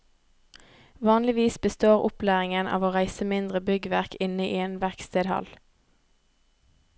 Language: Norwegian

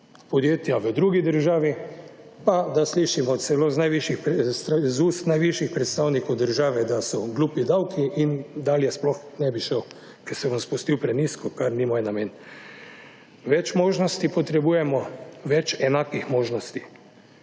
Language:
Slovenian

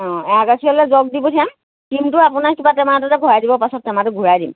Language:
Assamese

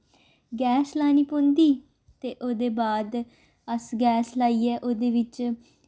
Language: Dogri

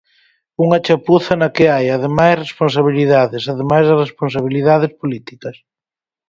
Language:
Galician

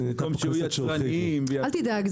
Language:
Hebrew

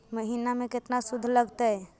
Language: Magahi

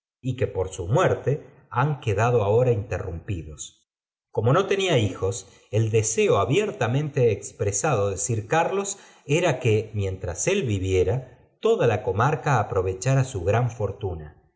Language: Spanish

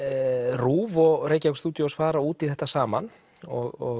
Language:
Icelandic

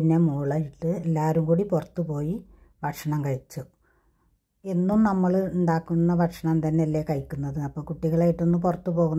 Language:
Arabic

